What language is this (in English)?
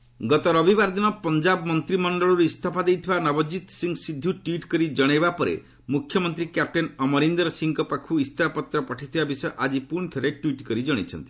Odia